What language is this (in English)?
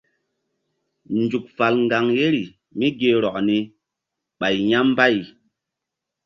Mbum